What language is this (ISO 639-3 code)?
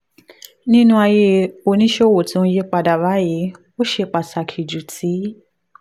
yor